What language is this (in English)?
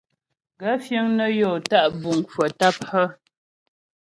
Ghomala